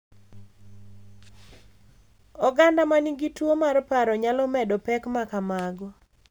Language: Luo (Kenya and Tanzania)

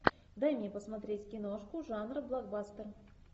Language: Russian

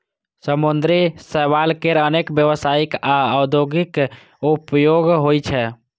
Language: Maithili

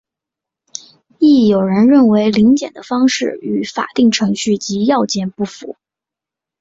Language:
Chinese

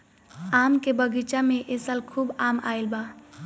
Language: Bhojpuri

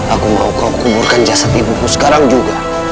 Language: Indonesian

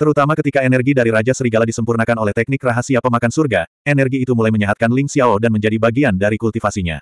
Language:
Indonesian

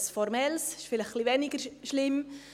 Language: Swiss German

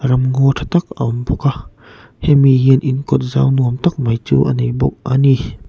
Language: Mizo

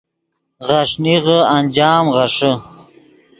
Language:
Yidgha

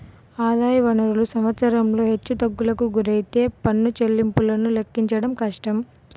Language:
Telugu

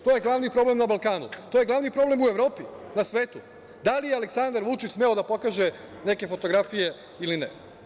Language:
Serbian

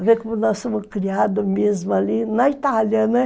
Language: Portuguese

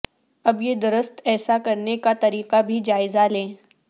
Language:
Urdu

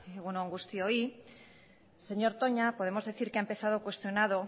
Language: Spanish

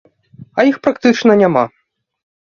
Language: Belarusian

